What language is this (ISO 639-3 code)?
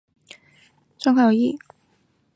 zho